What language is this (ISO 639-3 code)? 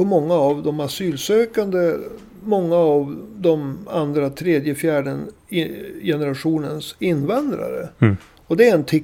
swe